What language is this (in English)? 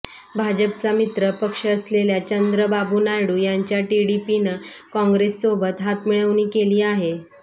Marathi